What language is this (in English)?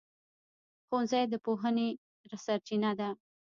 Pashto